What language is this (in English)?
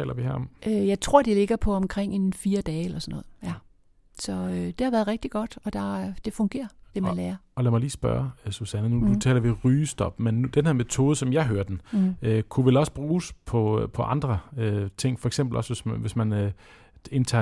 Danish